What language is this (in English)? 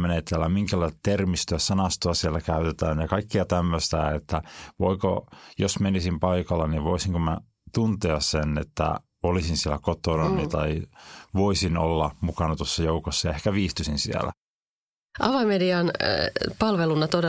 Finnish